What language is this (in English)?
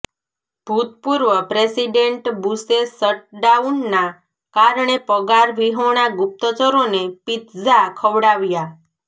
Gujarati